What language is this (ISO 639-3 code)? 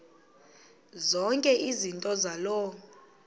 xho